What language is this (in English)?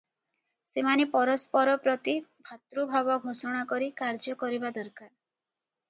Odia